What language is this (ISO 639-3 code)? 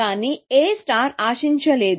tel